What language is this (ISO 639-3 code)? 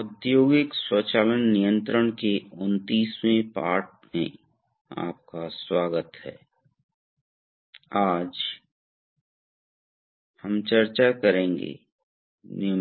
hin